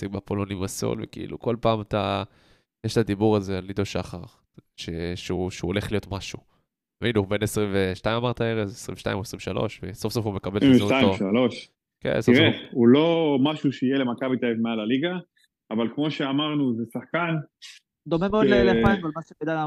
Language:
Hebrew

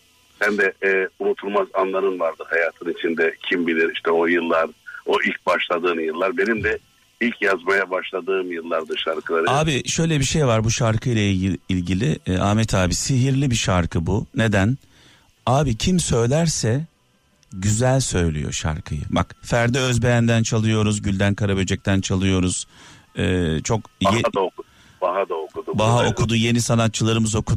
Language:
Turkish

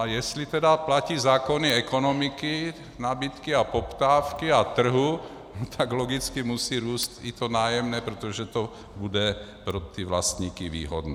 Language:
Czech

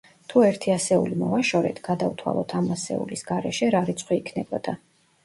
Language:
Georgian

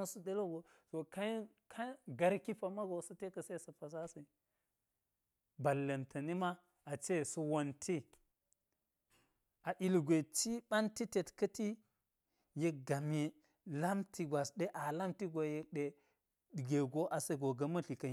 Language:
Geji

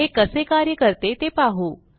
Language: Marathi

